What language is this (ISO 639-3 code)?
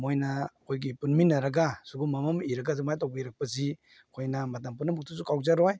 mni